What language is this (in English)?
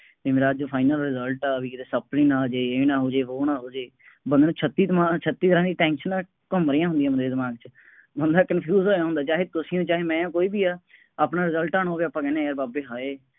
Punjabi